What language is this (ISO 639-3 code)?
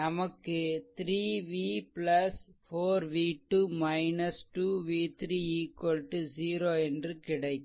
tam